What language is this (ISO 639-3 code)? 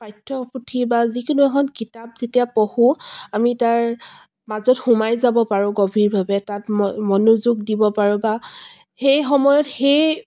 asm